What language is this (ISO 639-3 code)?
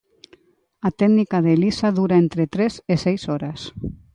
glg